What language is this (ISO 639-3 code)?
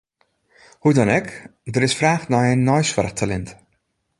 fry